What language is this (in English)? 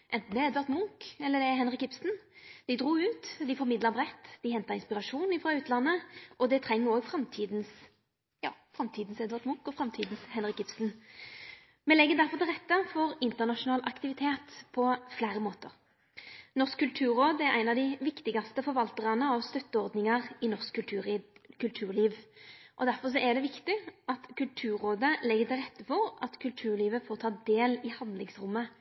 Norwegian Nynorsk